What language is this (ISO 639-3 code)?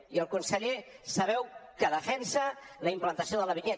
cat